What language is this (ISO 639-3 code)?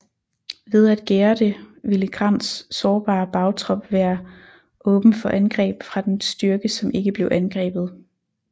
dan